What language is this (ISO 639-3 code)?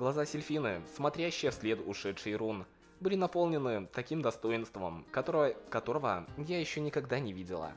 rus